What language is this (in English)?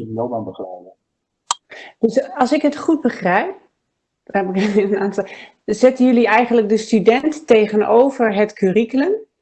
Dutch